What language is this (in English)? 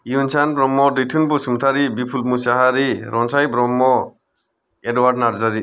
Bodo